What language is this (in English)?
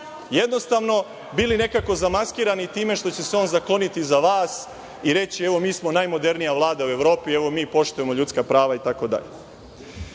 Serbian